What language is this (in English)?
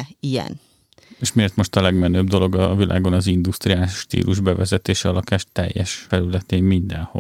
Hungarian